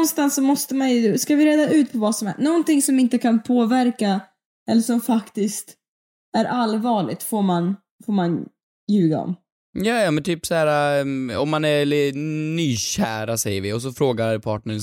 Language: Swedish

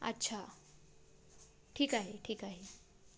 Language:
Marathi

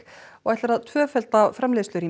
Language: Icelandic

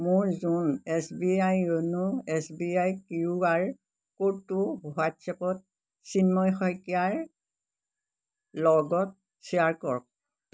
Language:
Assamese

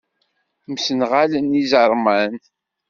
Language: Kabyle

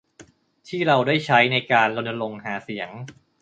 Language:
Thai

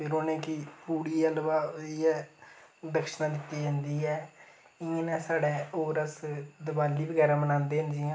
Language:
Dogri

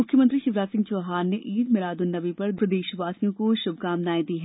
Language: Hindi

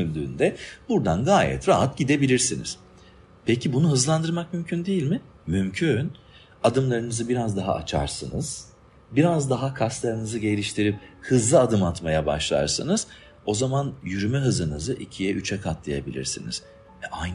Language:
Turkish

